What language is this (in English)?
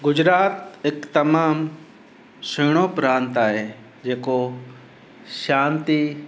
Sindhi